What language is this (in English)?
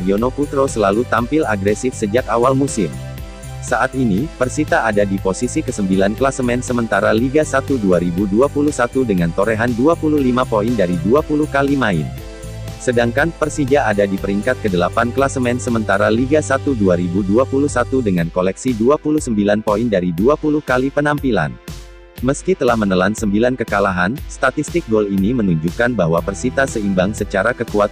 Indonesian